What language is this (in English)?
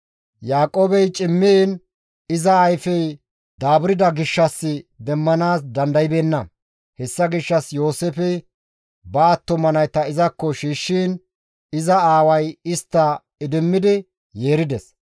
Gamo